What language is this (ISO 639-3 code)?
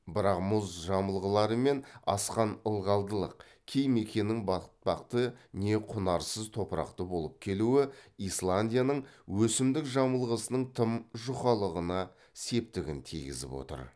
kaz